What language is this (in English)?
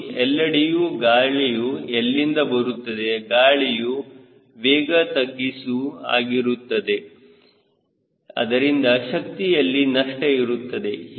Kannada